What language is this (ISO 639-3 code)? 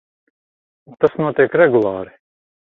lav